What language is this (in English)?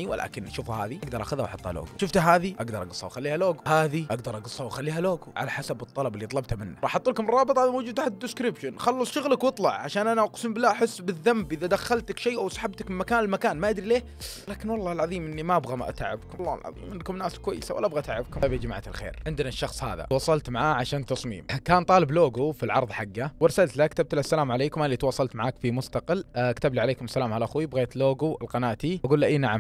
Arabic